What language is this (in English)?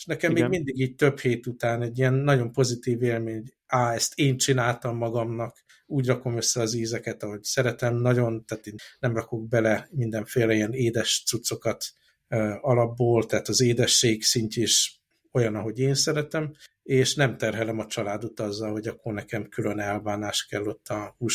Hungarian